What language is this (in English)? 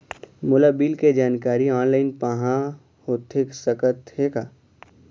Chhattisgarhi